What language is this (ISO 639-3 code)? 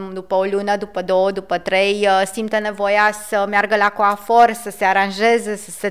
ron